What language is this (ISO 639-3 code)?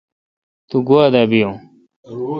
xka